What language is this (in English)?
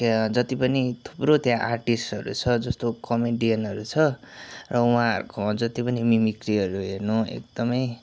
Nepali